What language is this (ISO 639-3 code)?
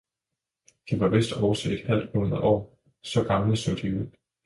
dan